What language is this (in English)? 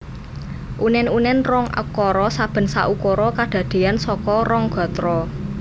Javanese